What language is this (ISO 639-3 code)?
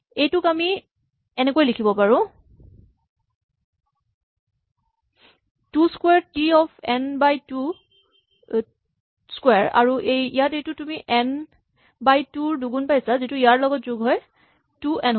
asm